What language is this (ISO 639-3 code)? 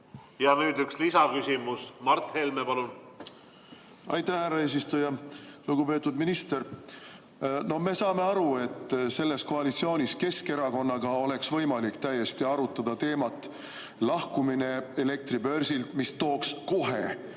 est